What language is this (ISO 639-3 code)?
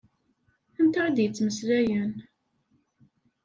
kab